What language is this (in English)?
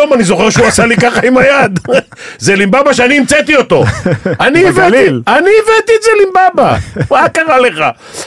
Hebrew